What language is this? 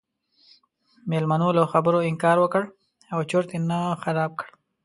Pashto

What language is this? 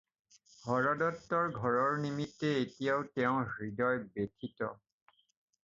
Assamese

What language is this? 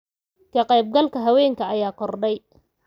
Somali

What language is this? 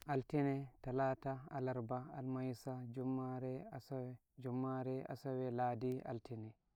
Nigerian Fulfulde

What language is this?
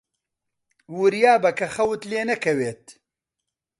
Central Kurdish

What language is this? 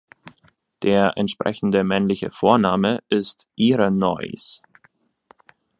German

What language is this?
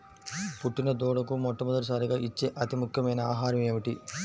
Telugu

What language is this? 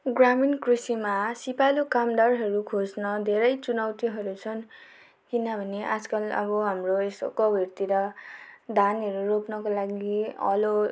Nepali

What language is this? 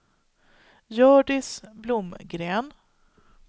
Swedish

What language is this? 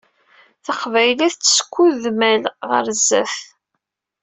Kabyle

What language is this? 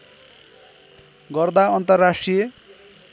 Nepali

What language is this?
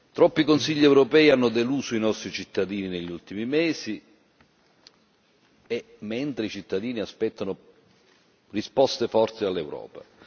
Italian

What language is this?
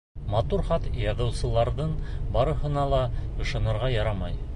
Bashkir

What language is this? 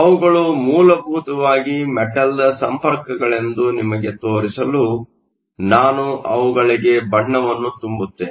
Kannada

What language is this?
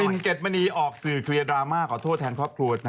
Thai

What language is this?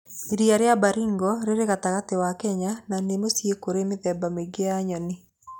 Kikuyu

